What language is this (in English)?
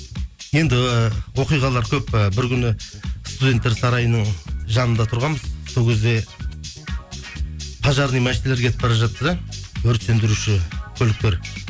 Kazakh